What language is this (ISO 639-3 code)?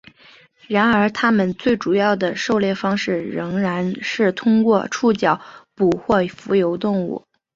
zho